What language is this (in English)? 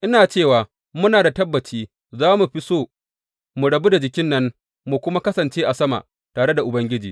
Hausa